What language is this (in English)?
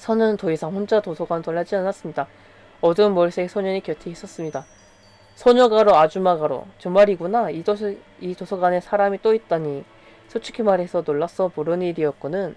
Korean